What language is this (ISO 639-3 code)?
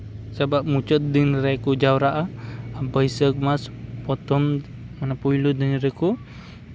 sat